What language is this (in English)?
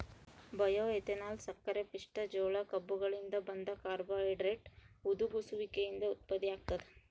Kannada